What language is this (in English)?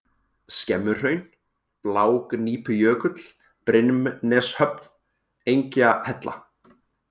Icelandic